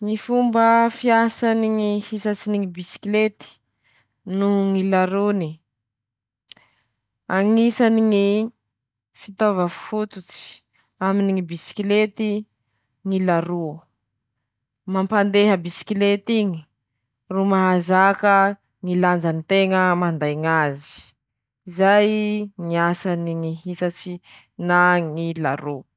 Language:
Masikoro Malagasy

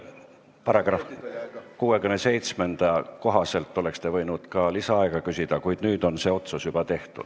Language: Estonian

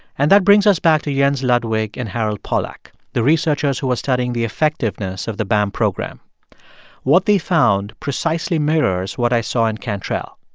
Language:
English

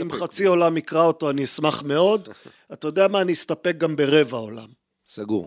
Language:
Hebrew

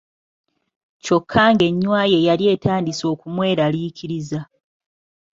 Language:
Ganda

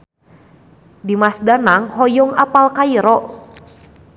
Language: Sundanese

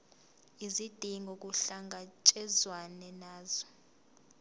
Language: Zulu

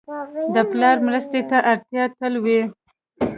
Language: Pashto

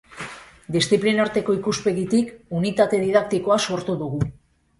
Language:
Basque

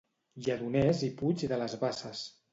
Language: Catalan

